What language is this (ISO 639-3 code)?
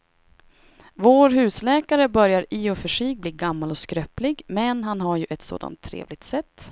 swe